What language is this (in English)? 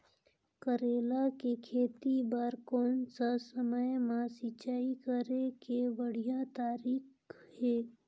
Chhattisgarhi